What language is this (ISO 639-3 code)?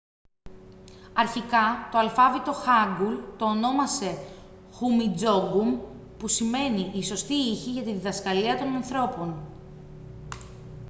ell